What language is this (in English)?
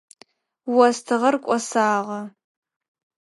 Adyghe